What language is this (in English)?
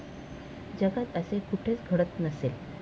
Marathi